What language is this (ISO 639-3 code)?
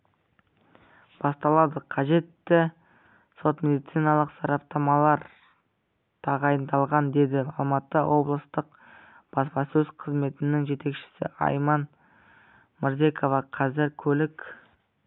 kaz